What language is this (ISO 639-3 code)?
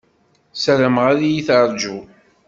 kab